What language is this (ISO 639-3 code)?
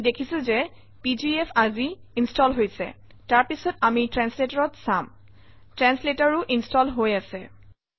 asm